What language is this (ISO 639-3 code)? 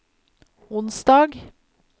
nor